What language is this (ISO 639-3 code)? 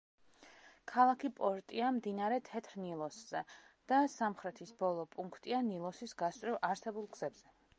kat